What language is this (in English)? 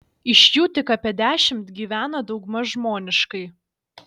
Lithuanian